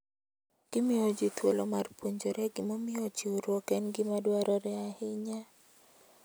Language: Luo (Kenya and Tanzania)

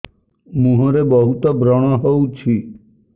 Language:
Odia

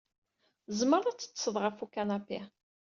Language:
Kabyle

